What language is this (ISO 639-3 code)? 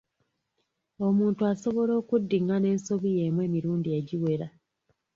lug